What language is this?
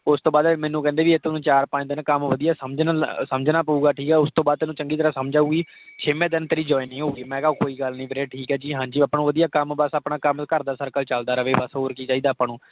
Punjabi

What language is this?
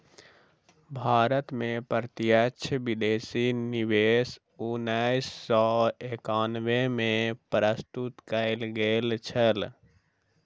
Maithili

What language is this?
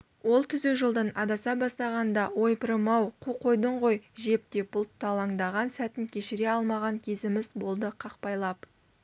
Kazakh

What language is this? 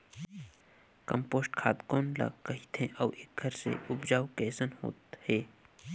Chhattisgarhi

